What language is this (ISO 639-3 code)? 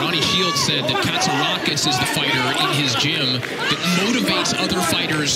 ell